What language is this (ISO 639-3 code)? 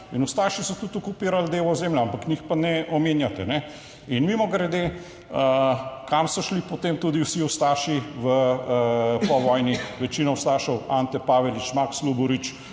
slv